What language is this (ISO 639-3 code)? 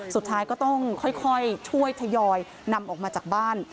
tha